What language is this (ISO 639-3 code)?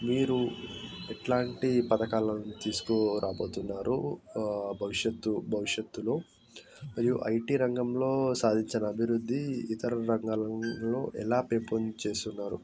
tel